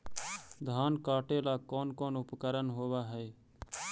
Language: Magahi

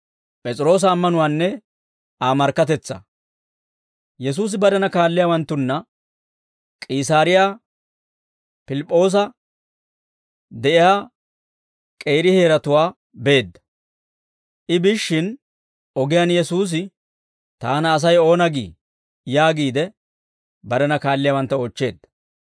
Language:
Dawro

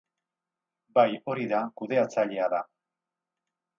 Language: Basque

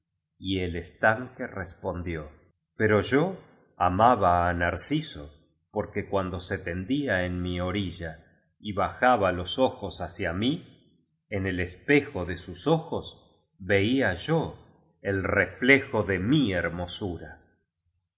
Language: Spanish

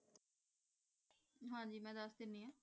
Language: Punjabi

